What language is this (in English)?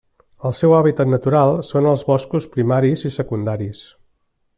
Catalan